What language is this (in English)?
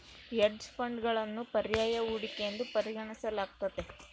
Kannada